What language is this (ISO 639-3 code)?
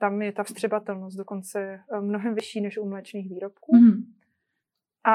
ces